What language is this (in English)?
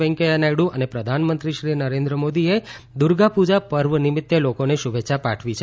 Gujarati